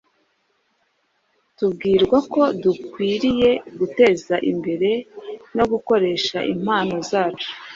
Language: Kinyarwanda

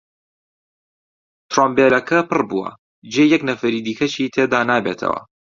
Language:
Central Kurdish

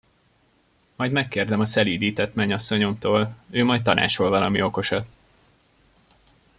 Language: Hungarian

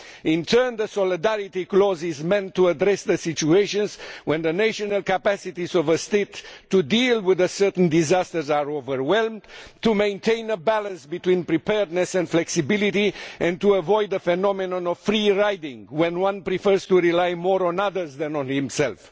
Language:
English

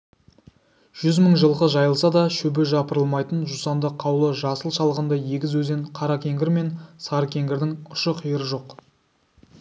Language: Kazakh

